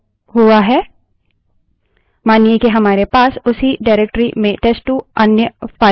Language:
Hindi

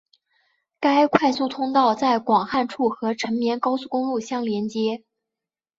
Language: Chinese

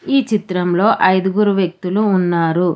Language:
Telugu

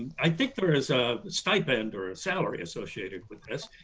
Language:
English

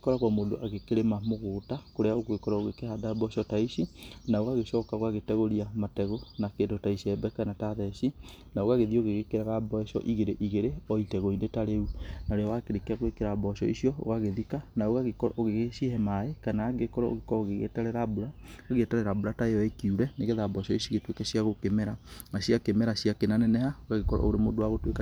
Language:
Kikuyu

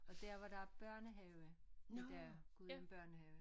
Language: Danish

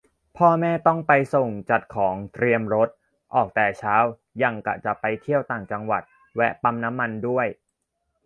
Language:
Thai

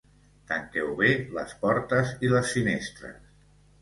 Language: Catalan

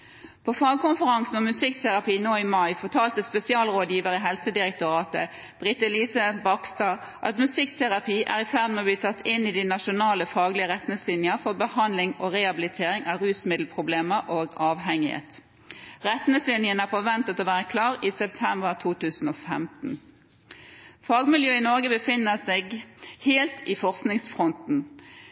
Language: Norwegian Bokmål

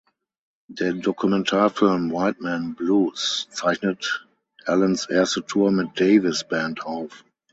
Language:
German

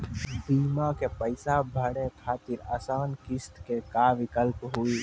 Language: Maithili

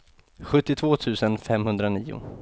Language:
Swedish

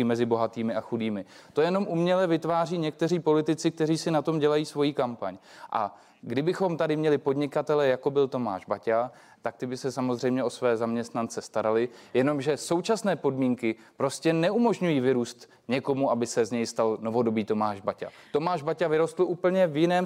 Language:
Czech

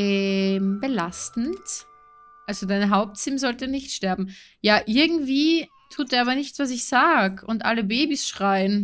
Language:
German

